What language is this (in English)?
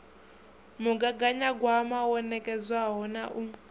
Venda